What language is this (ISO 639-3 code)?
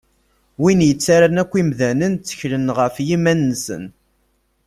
kab